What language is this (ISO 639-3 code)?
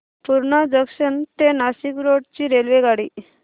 mar